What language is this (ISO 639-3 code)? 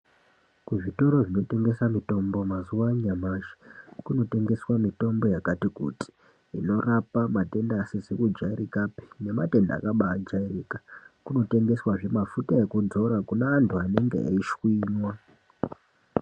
ndc